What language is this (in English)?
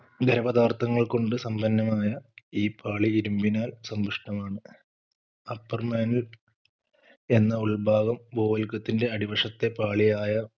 Malayalam